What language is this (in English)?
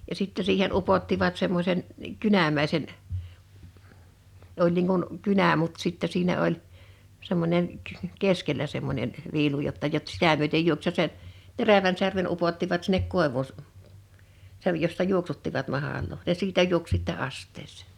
Finnish